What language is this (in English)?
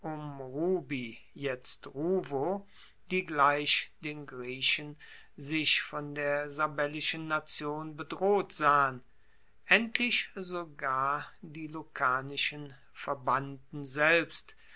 German